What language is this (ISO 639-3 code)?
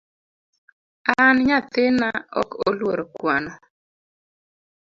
luo